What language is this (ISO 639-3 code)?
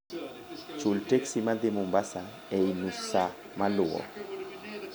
luo